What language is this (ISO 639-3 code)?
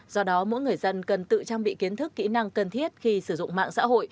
vie